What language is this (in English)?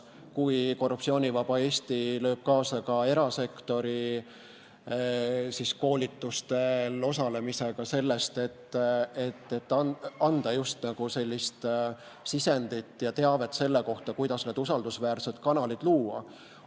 Estonian